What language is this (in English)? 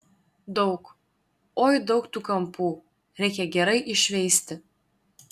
Lithuanian